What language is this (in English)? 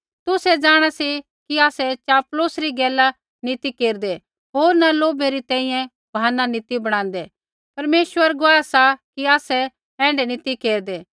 Kullu Pahari